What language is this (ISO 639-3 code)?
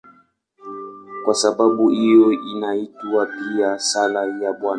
swa